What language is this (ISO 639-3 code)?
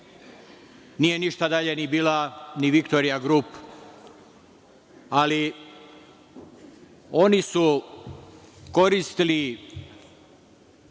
srp